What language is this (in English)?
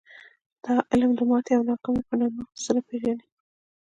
Pashto